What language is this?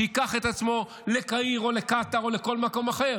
Hebrew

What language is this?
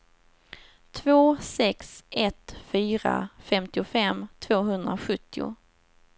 Swedish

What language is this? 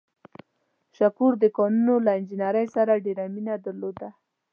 Pashto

